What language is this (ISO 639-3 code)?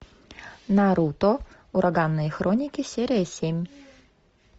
rus